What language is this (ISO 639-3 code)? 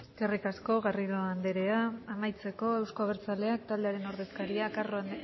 eus